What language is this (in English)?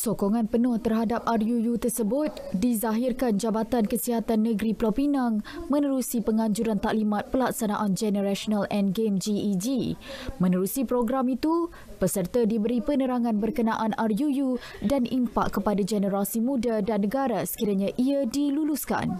Malay